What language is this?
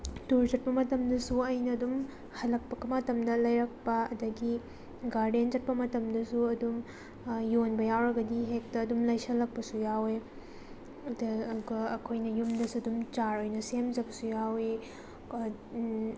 Manipuri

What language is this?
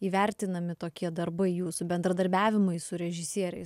Lithuanian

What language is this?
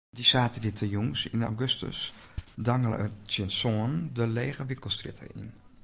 Western Frisian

